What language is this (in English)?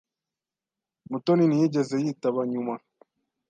Kinyarwanda